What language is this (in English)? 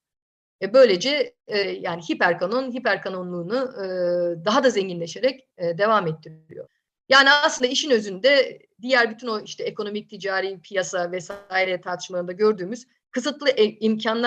Turkish